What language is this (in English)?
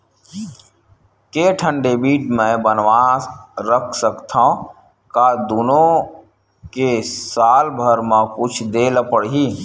Chhattisgarhi